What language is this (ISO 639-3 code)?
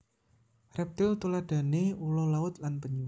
jav